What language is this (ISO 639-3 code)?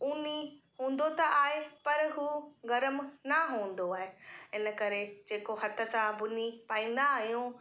snd